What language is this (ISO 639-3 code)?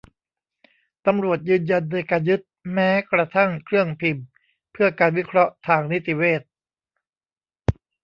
tha